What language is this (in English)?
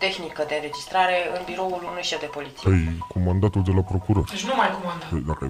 Romanian